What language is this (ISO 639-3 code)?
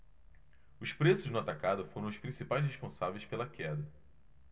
por